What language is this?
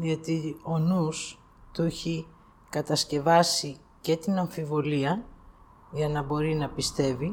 Greek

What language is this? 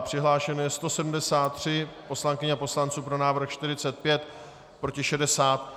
Czech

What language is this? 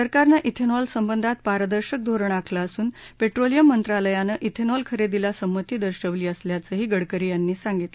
Marathi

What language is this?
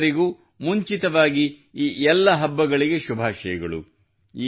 Kannada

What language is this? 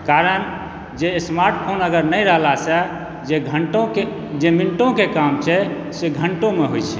Maithili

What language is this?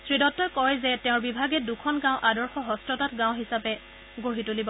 Assamese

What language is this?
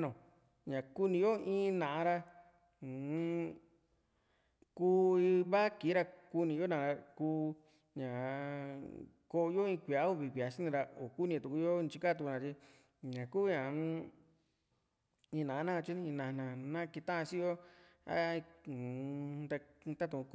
Juxtlahuaca Mixtec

